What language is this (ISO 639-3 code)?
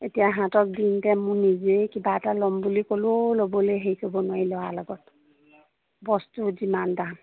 asm